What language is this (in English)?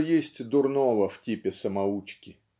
Russian